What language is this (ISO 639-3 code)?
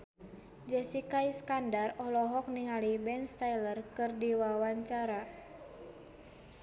sun